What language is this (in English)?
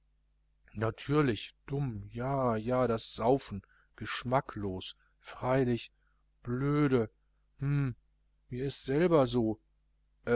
German